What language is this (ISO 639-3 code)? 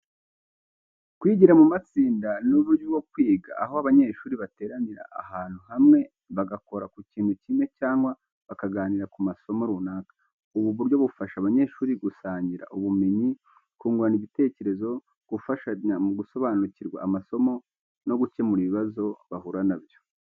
kin